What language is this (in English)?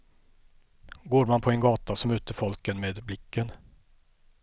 Swedish